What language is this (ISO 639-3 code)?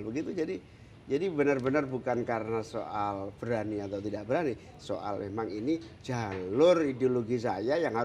ind